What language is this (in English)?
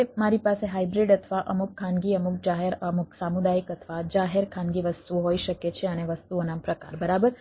Gujarati